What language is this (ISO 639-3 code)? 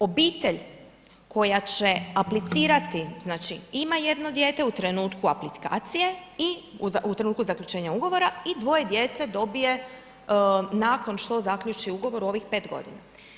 hrv